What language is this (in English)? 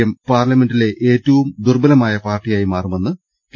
Malayalam